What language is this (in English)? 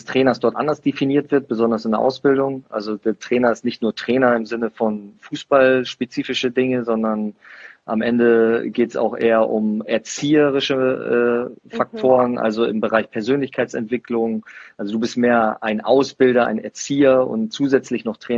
German